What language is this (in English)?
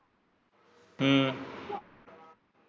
Punjabi